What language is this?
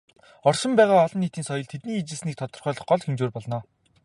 Mongolian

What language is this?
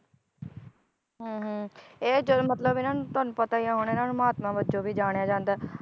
Punjabi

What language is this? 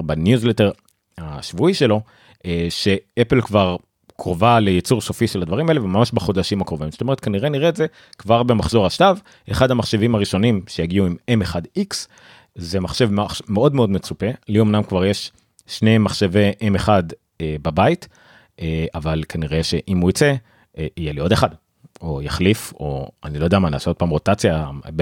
Hebrew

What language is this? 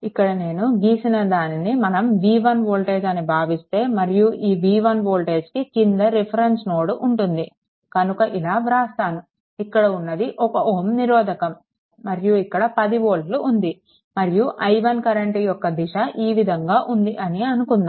Telugu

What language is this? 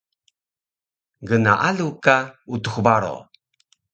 Taroko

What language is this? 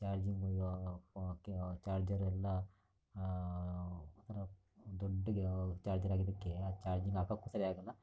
Kannada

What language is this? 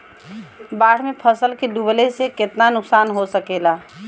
Bhojpuri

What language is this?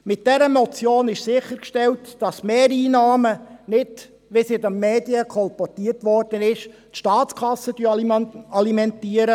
Swiss German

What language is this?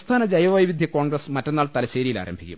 Malayalam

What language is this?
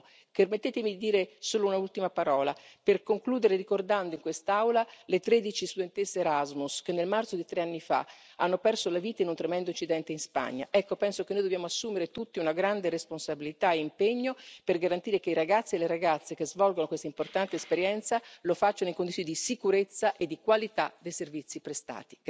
Italian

